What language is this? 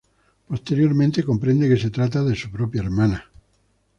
Spanish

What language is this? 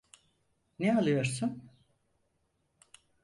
Turkish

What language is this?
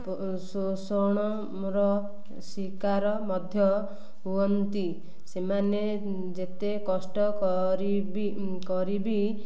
Odia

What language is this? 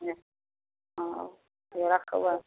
Maithili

